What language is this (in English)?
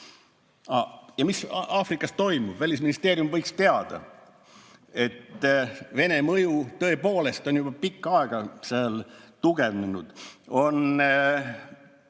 Estonian